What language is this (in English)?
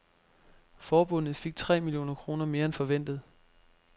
Danish